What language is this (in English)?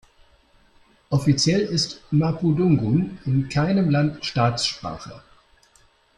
German